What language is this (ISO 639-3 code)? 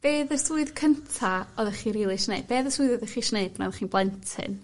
cym